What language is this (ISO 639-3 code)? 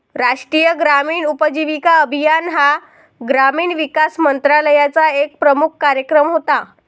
mar